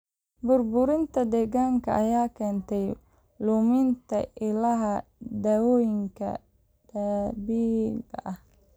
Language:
Somali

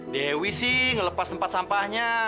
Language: Indonesian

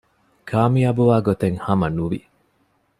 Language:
Divehi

